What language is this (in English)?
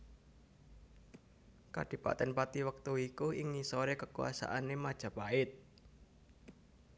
Javanese